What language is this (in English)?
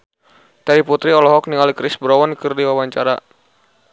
Sundanese